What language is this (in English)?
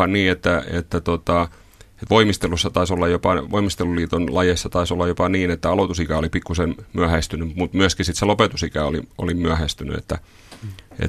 Finnish